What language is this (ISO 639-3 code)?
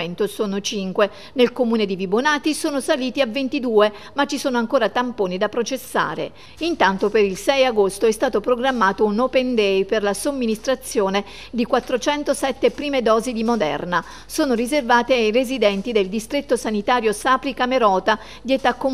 ita